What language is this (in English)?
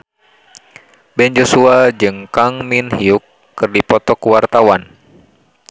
Sundanese